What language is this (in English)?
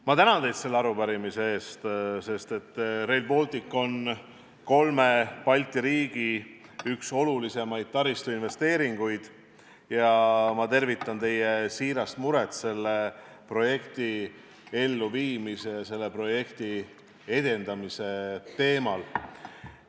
Estonian